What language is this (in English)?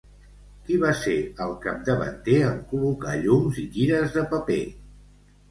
Catalan